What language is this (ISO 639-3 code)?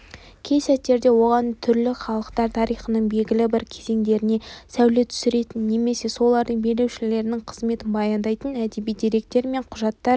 kaz